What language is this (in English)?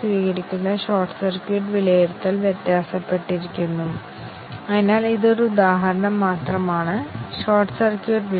Malayalam